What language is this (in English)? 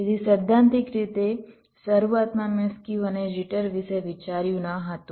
Gujarati